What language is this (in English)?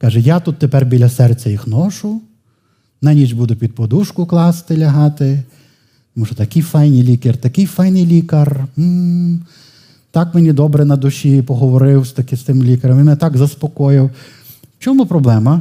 Ukrainian